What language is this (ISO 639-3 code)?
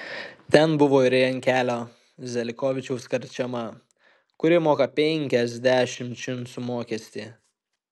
lit